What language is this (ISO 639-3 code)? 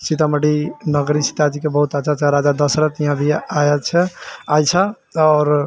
mai